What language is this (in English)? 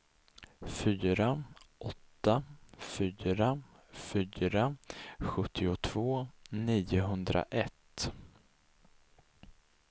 Swedish